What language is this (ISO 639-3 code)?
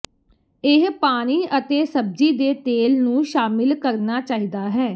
pan